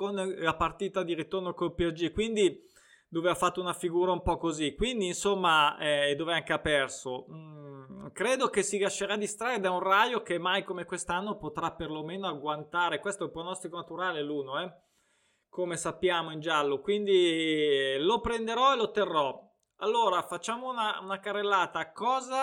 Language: Italian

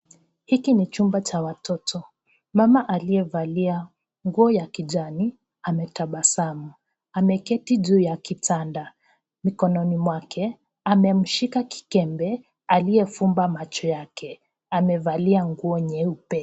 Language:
Swahili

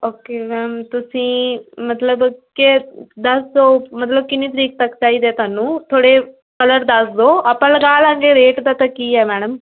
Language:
Punjabi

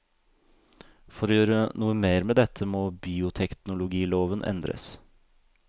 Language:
Norwegian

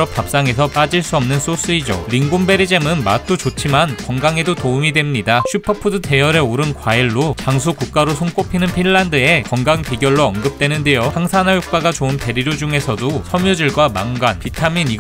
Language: Korean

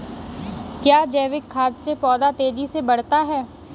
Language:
Hindi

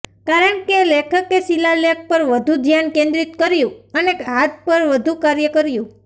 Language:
Gujarati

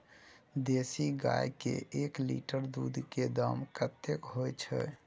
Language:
Maithili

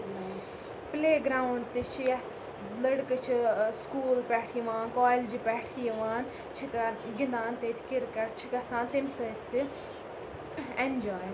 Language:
Kashmiri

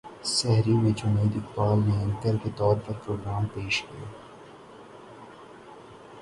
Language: Urdu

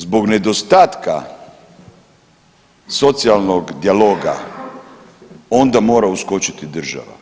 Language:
Croatian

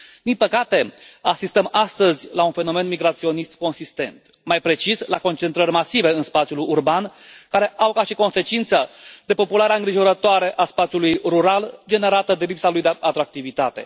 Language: Romanian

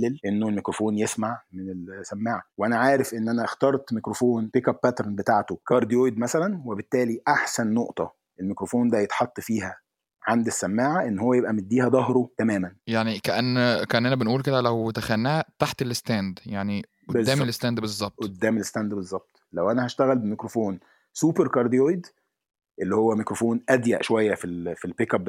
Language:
Arabic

